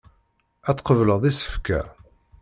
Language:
Kabyle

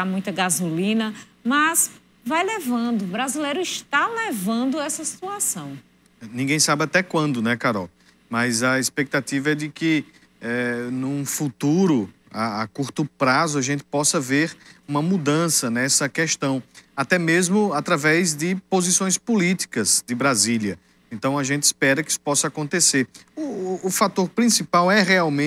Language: Portuguese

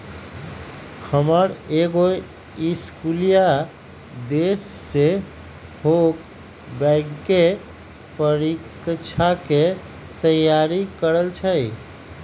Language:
Magahi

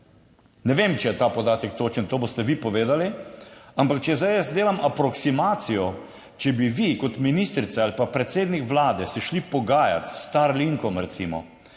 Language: Slovenian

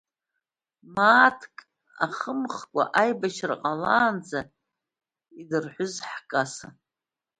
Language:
Abkhazian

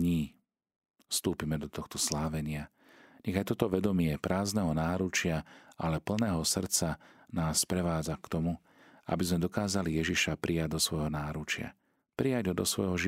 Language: Slovak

